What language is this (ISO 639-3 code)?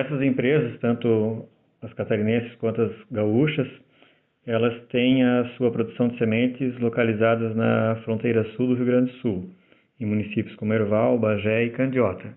por